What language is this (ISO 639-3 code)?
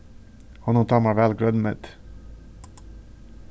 fao